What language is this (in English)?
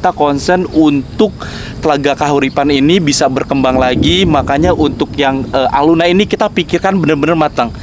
Indonesian